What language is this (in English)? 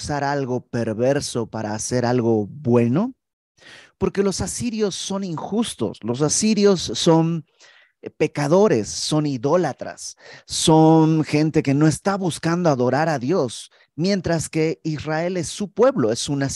Spanish